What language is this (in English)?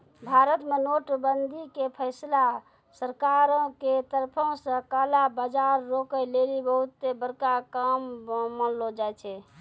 Maithili